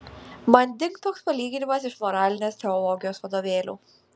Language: Lithuanian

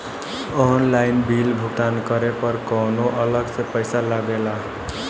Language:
Bhojpuri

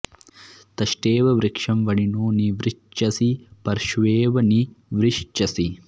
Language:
Sanskrit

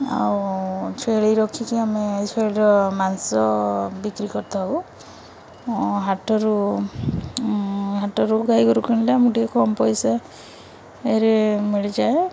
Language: Odia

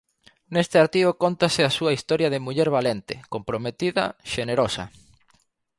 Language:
Galician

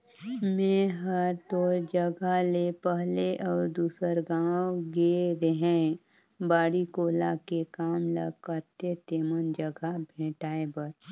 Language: Chhattisgarhi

